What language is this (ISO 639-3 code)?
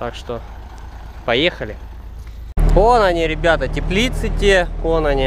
rus